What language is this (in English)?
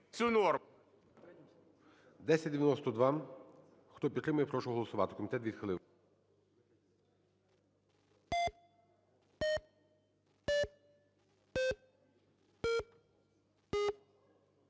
Ukrainian